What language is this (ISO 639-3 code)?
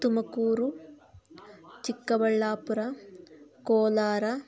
kan